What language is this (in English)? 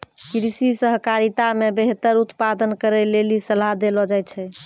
Maithili